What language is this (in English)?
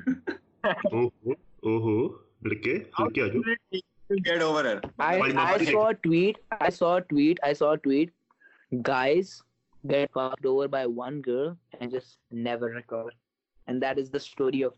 Urdu